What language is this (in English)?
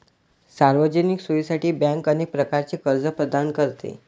Marathi